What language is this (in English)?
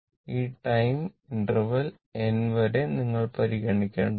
Malayalam